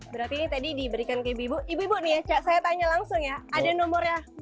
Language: Indonesian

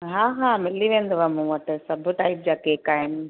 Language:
Sindhi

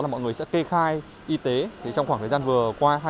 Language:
Vietnamese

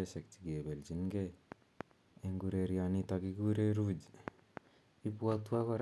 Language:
Kalenjin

